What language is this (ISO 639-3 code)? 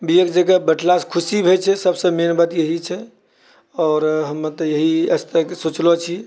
mai